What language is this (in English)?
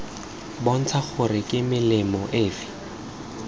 Tswana